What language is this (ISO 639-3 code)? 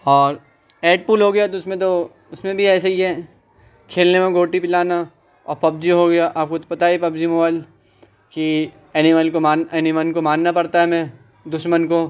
urd